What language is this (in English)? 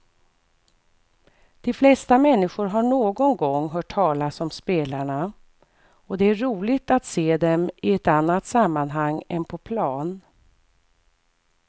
Swedish